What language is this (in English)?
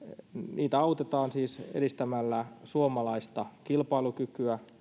Finnish